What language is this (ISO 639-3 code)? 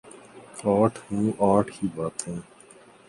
urd